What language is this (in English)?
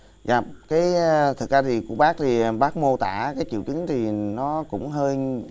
Vietnamese